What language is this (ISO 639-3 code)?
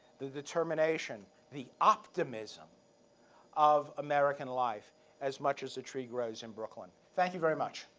eng